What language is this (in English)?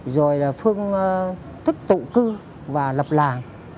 Vietnamese